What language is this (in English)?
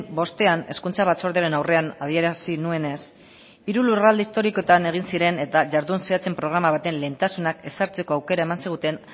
Basque